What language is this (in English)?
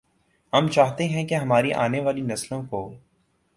Urdu